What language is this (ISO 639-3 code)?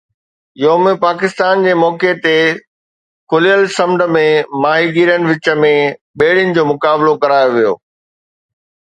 snd